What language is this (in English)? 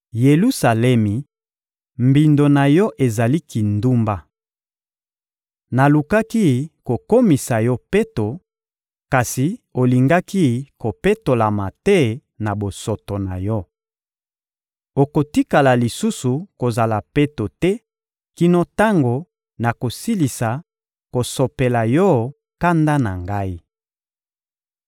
Lingala